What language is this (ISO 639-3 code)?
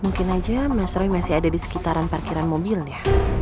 ind